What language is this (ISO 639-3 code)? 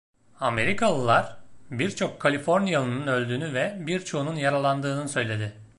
tur